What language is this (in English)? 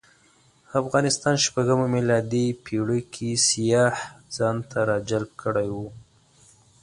Pashto